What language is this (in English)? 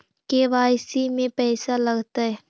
Magahi